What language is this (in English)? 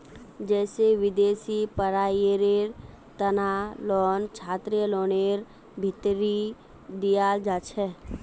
Magahi